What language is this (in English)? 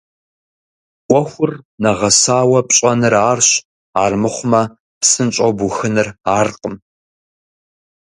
Kabardian